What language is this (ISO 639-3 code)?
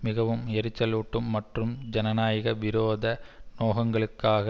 tam